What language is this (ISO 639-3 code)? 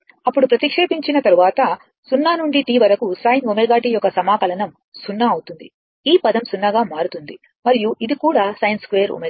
tel